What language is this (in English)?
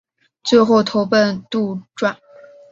Chinese